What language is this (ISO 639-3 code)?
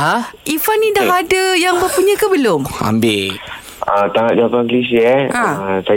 msa